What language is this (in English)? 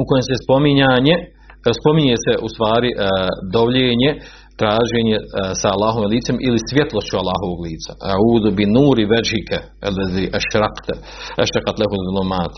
Croatian